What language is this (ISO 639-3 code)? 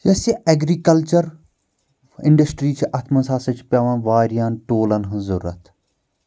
kas